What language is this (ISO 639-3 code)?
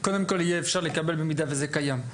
heb